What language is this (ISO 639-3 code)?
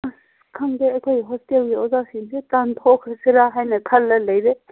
mni